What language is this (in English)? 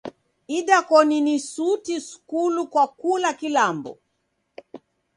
Taita